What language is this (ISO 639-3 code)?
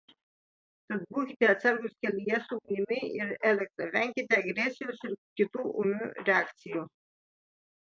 lit